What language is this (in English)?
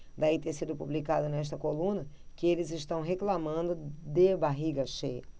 Portuguese